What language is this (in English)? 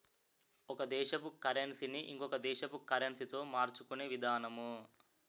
Telugu